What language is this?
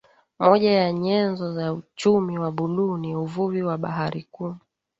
Swahili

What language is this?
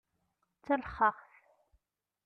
Kabyle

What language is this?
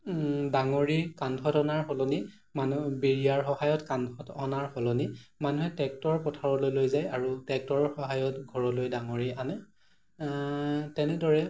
Assamese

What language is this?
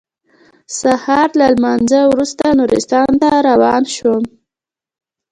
Pashto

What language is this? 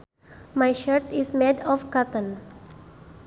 Sundanese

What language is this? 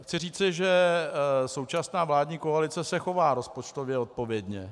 Czech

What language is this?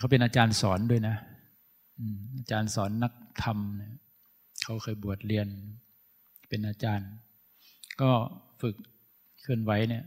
Thai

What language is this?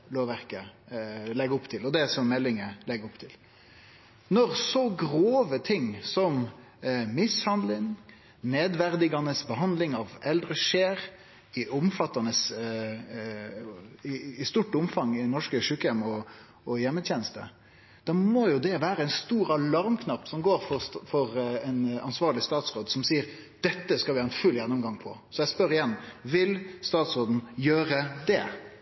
Norwegian Nynorsk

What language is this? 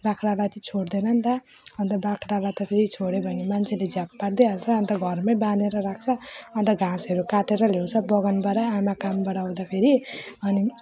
Nepali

